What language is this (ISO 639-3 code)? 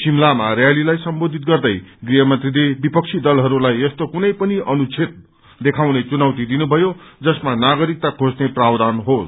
nep